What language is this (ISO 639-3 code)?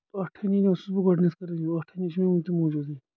kas